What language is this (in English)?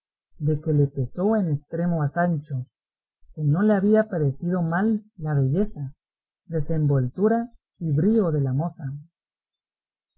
Spanish